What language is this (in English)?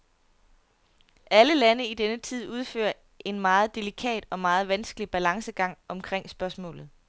Danish